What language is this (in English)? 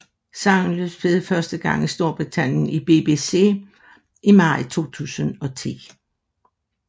Danish